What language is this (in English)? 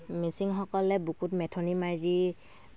Assamese